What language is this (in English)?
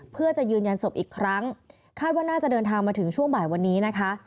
Thai